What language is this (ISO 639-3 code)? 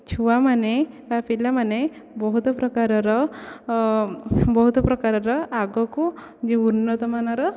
ori